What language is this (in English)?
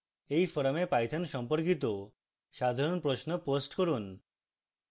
Bangla